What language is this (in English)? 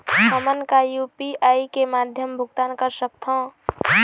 Chhattisgarhi